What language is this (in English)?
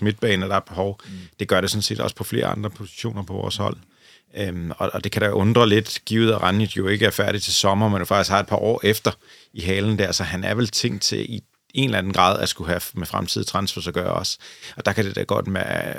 Danish